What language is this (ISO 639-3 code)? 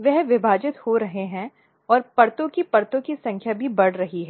hin